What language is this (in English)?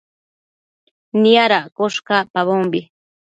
Matsés